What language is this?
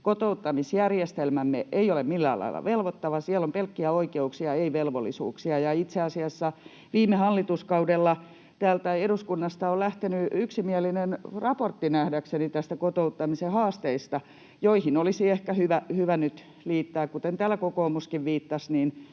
Finnish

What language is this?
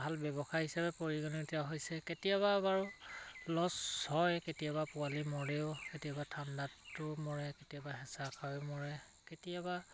Assamese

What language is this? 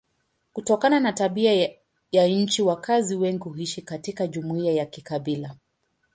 Swahili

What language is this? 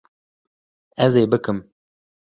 Kurdish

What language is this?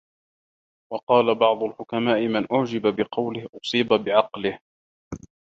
Arabic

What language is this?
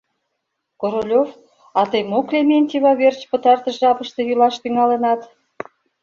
Mari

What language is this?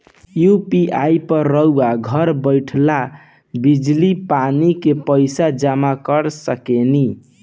Bhojpuri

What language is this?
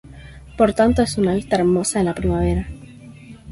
Spanish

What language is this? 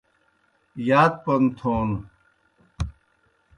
Kohistani Shina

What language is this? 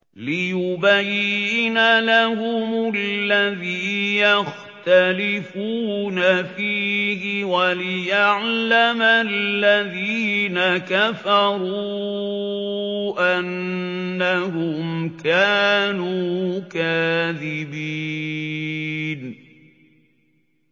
Arabic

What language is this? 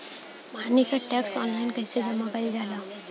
Bhojpuri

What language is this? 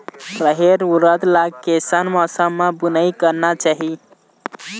Chhattisgarhi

